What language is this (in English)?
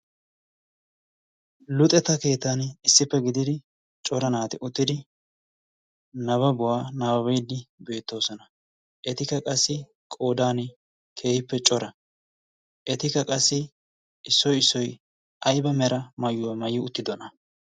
Wolaytta